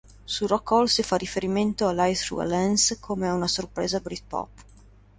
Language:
Italian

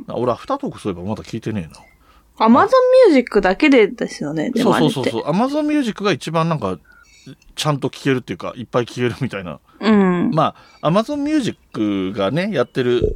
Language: Japanese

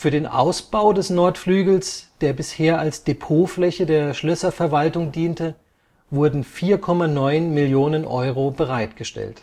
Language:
German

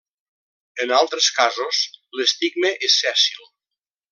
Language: Catalan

